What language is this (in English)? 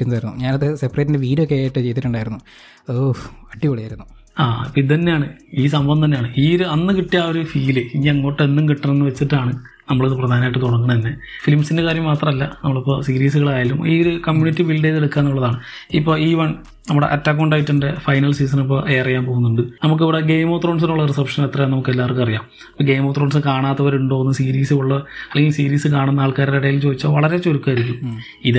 Malayalam